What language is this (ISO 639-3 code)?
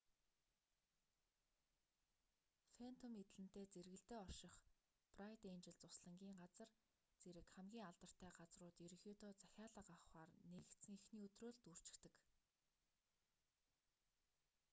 mon